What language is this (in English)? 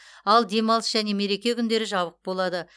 Kazakh